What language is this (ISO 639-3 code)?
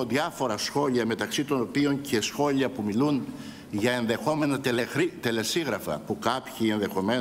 ell